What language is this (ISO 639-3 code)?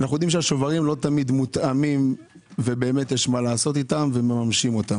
heb